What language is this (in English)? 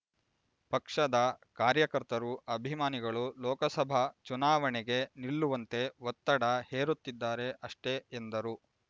Kannada